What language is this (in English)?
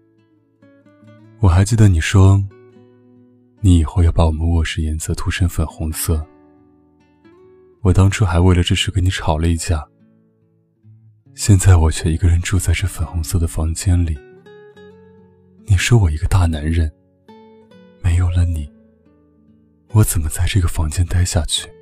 Chinese